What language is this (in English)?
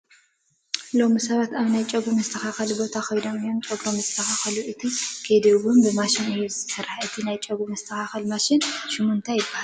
Tigrinya